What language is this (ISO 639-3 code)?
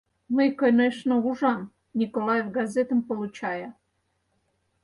chm